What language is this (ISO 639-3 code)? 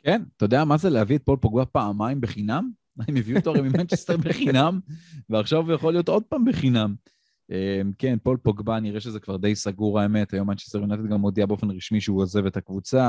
heb